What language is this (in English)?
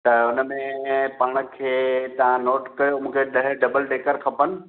Sindhi